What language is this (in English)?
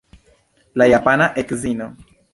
Esperanto